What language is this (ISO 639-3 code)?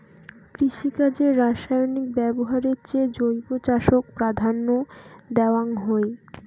ben